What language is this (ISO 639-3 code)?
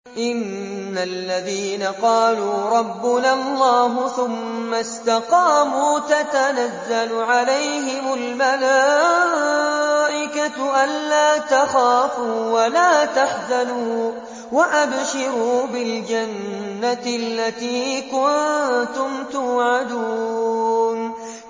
ara